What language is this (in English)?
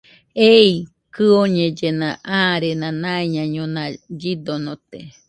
Nüpode Huitoto